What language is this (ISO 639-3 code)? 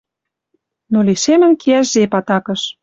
mrj